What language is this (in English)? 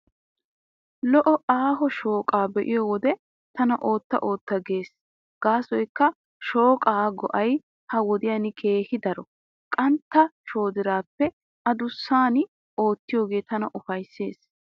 Wolaytta